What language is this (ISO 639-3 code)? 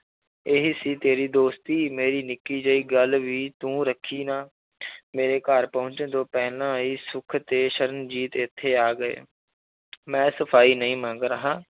pan